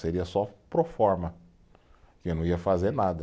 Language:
Portuguese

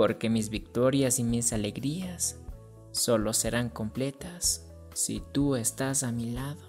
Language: Spanish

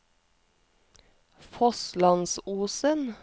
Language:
Norwegian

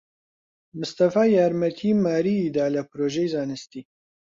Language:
Central Kurdish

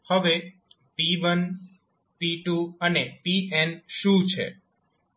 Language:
Gujarati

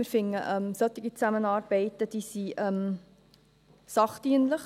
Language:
Swiss German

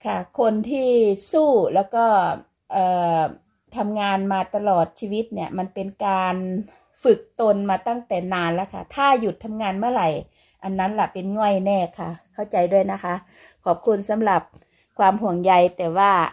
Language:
Thai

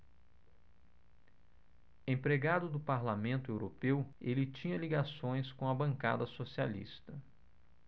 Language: Portuguese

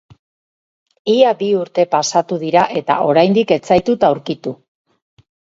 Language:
Basque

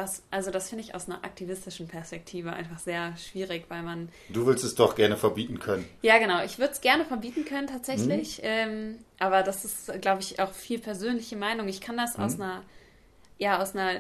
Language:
German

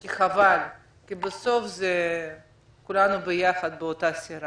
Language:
Hebrew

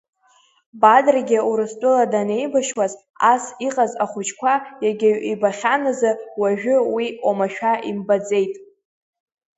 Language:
Abkhazian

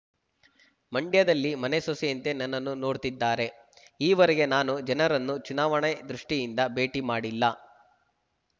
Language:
Kannada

